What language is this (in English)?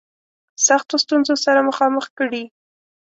Pashto